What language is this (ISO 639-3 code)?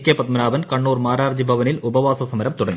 mal